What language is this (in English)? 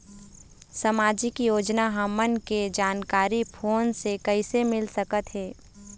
Chhattisgarhi